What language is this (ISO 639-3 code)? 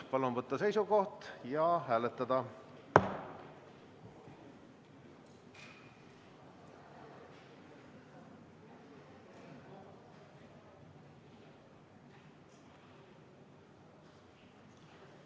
est